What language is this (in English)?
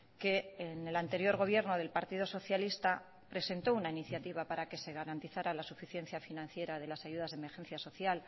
Spanish